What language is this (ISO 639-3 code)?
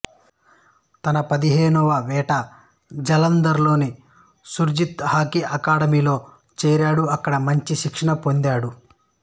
tel